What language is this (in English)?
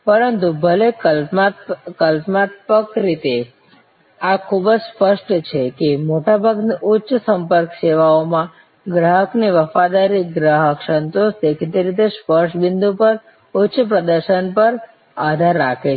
Gujarati